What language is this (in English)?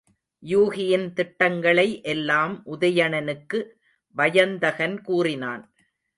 Tamil